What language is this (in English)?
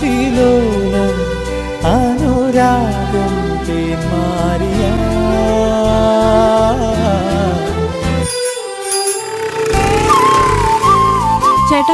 Malayalam